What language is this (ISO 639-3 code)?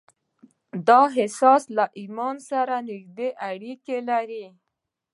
pus